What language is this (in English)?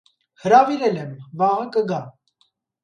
Armenian